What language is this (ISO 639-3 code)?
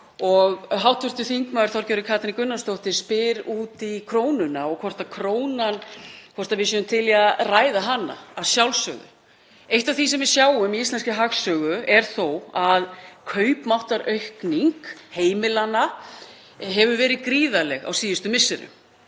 isl